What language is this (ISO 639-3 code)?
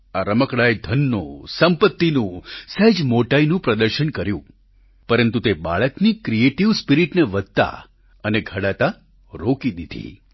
guj